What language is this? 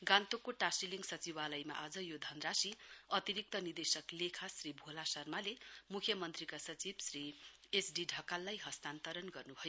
Nepali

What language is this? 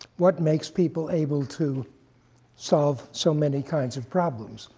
English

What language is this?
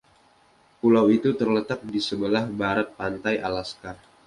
Indonesian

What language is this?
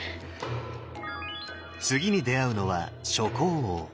Japanese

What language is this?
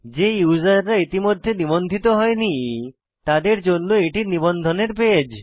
Bangla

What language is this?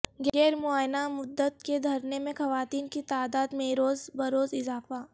Urdu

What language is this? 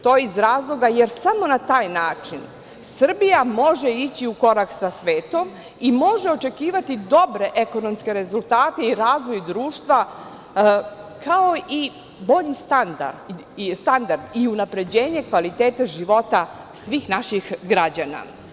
Serbian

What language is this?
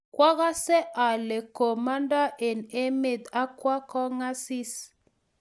Kalenjin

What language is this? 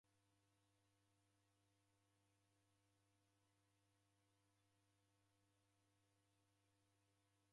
Taita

